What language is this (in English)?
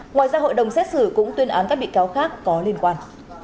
Vietnamese